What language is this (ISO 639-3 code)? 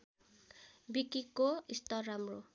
nep